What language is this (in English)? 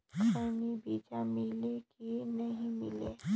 Chhattisgarhi